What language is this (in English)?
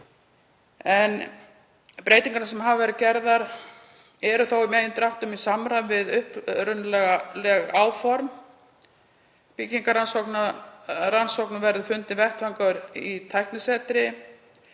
Icelandic